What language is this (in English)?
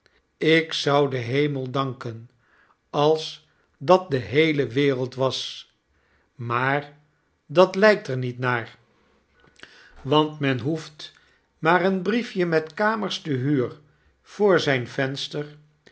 Dutch